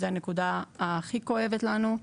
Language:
Hebrew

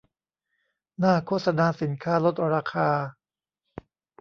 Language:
Thai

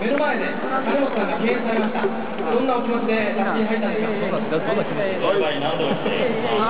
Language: Japanese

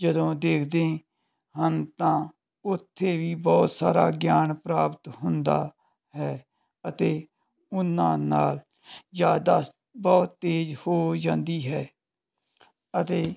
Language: Punjabi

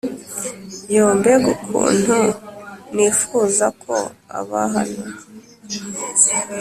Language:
Kinyarwanda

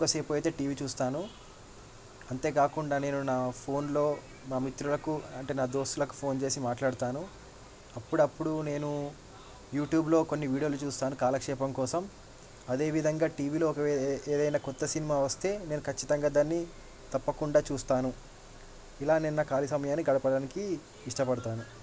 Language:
Telugu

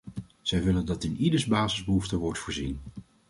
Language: Dutch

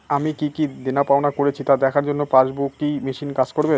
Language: Bangla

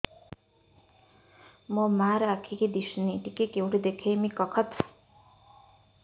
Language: Odia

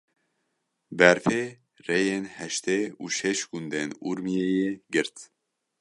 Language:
Kurdish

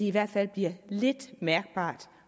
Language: Danish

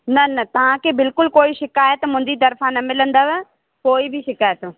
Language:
Sindhi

